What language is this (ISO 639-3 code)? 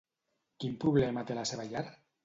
cat